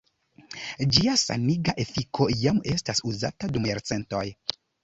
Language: Esperanto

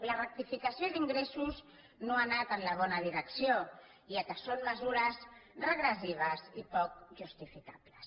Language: Catalan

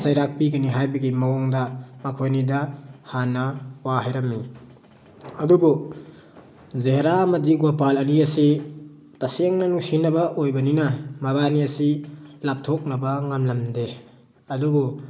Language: Manipuri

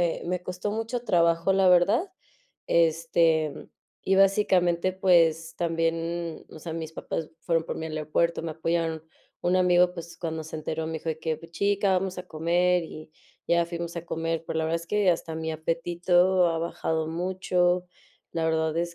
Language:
Spanish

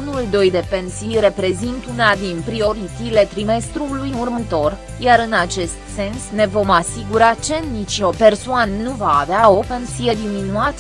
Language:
Romanian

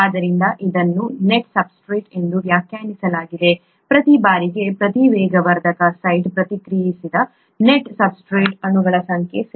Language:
Kannada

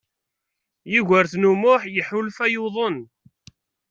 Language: Kabyle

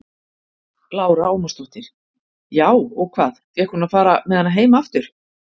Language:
Icelandic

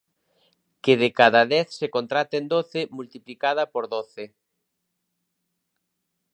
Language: Galician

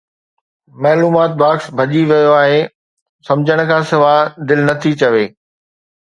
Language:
Sindhi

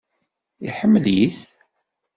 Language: Kabyle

